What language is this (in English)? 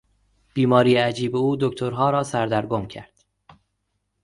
Persian